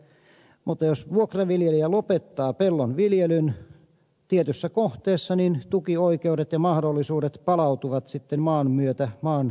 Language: Finnish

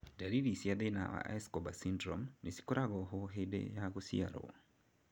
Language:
Kikuyu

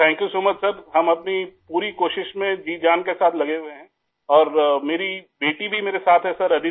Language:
Urdu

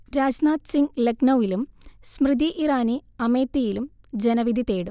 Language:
Malayalam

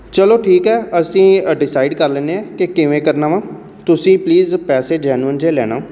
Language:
Punjabi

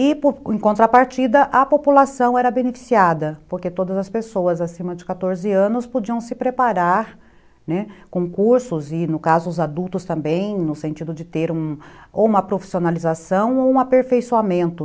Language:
Portuguese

